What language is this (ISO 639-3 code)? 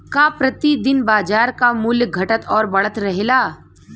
bho